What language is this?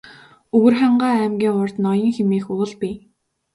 Mongolian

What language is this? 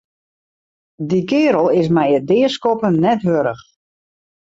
Western Frisian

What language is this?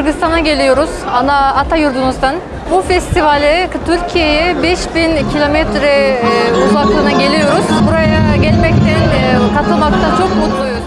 Turkish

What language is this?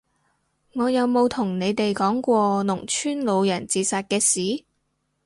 Cantonese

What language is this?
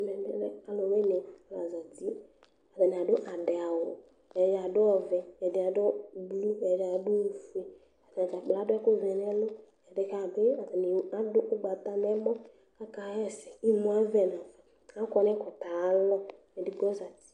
Ikposo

